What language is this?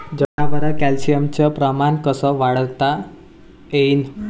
Marathi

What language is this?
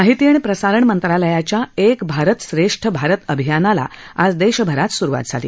Marathi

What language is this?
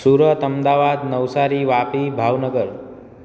Gujarati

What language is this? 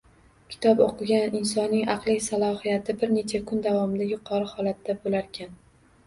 Uzbek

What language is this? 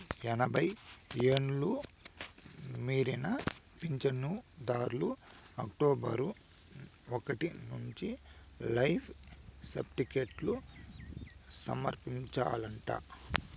Telugu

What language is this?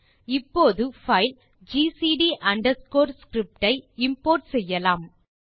Tamil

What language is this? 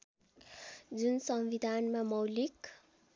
Nepali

